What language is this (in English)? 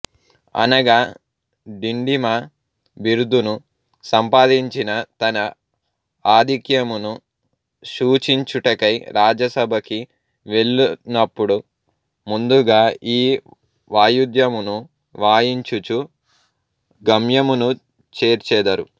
Telugu